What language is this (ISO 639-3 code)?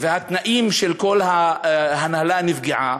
heb